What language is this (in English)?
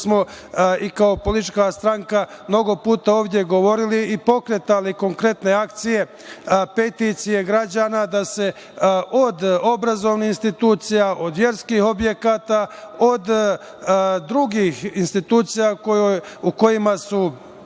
Serbian